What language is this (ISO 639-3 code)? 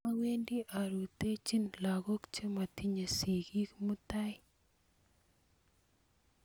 kln